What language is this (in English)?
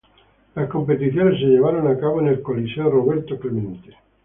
Spanish